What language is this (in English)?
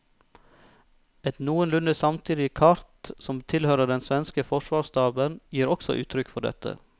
Norwegian